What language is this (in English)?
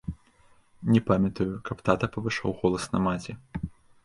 Belarusian